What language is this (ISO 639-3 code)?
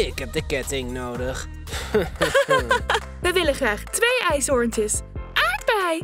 nld